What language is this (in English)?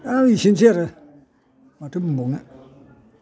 Bodo